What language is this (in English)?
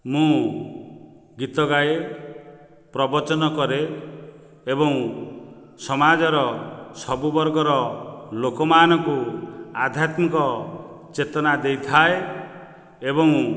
Odia